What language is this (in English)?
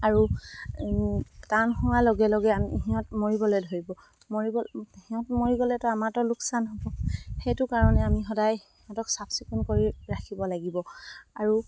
Assamese